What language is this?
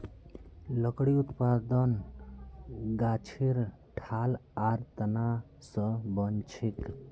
Magahi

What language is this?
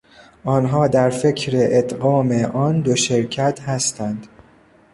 Persian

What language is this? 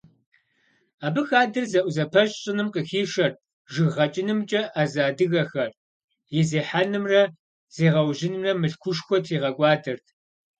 Kabardian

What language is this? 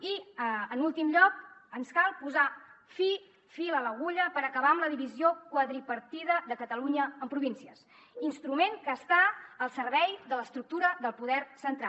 Catalan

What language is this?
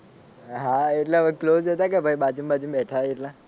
Gujarati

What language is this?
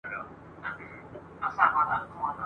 Pashto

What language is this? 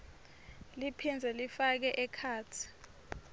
Swati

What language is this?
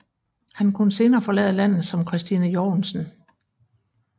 Danish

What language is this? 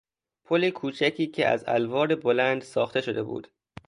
Persian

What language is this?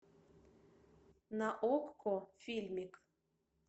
Russian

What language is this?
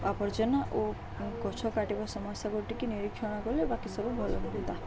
Odia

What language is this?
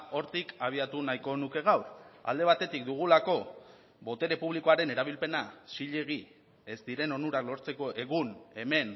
Basque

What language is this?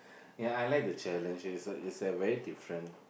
English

